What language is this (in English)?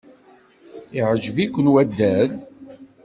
Kabyle